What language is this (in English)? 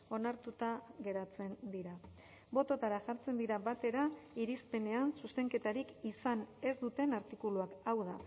Basque